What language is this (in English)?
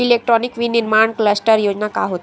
Chhattisgarhi